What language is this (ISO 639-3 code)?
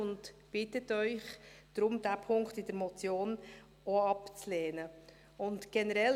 gsw